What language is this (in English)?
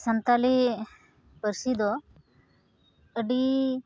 Santali